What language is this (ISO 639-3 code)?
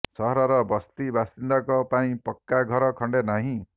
ori